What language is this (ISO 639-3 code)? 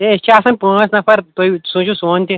kas